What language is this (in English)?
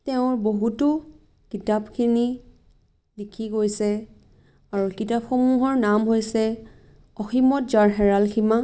Assamese